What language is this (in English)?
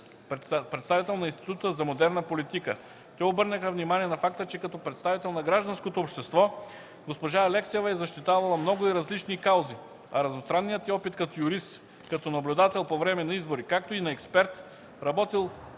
Bulgarian